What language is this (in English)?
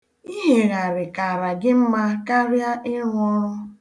Igbo